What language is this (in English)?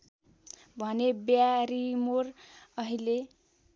Nepali